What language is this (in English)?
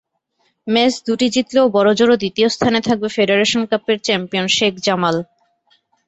Bangla